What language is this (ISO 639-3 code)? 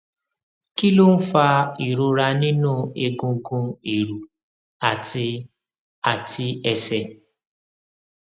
yor